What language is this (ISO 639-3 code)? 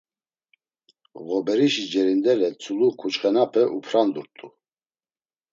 lzz